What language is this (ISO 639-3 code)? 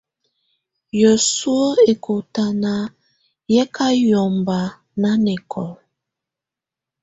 tvu